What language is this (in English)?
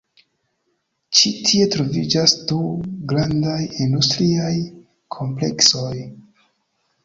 Esperanto